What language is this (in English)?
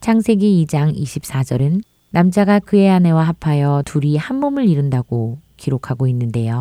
Korean